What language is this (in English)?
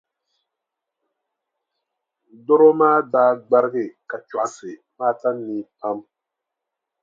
Dagbani